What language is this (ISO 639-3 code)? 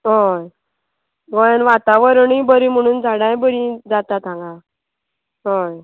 kok